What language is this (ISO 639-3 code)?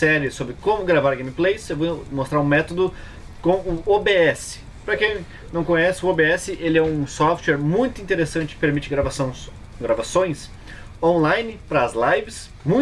por